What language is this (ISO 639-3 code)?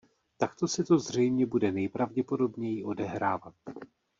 ces